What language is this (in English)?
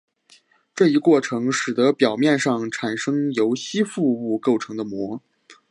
Chinese